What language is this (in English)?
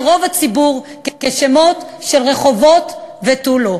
Hebrew